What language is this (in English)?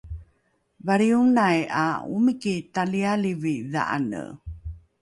Rukai